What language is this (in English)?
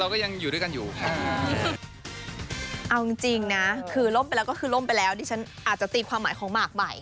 Thai